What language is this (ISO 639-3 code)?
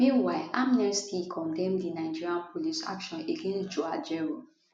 pcm